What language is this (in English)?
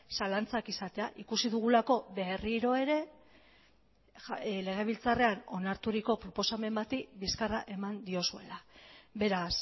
Basque